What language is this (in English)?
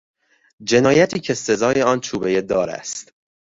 Persian